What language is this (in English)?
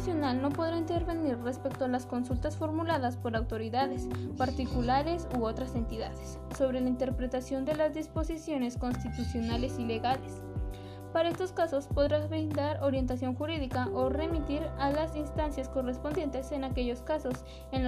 Spanish